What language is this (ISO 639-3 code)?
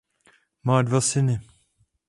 ces